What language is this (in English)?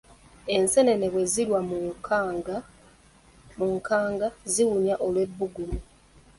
Ganda